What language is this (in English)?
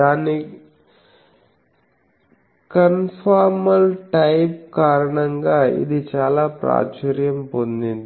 Telugu